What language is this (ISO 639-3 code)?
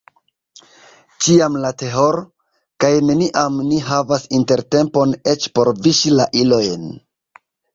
epo